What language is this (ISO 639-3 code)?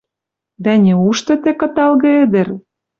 mrj